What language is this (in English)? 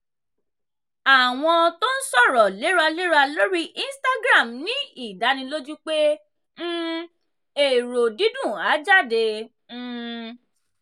Yoruba